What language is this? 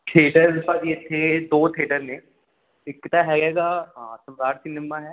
Punjabi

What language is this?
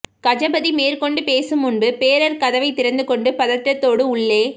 Tamil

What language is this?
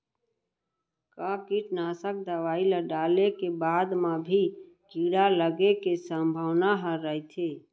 Chhattisgarhi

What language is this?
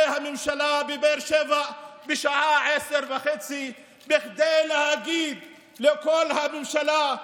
Hebrew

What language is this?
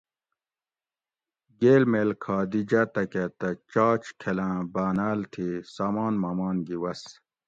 Gawri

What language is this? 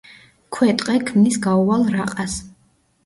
Georgian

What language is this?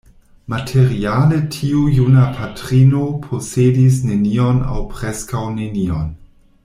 Esperanto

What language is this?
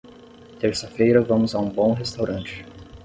Portuguese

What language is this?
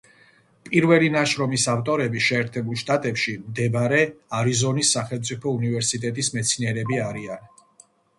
Georgian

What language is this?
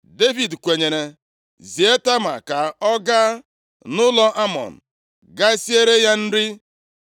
Igbo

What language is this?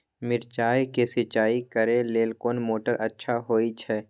Maithili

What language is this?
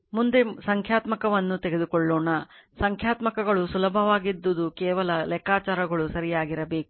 Kannada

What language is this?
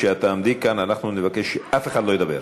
Hebrew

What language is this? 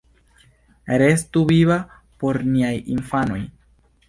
Esperanto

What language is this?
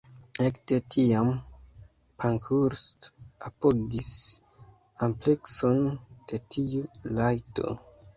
Esperanto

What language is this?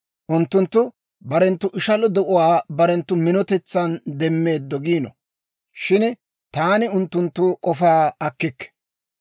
Dawro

